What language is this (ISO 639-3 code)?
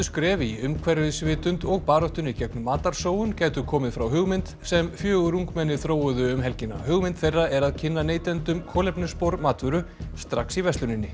isl